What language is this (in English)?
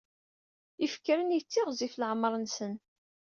Kabyle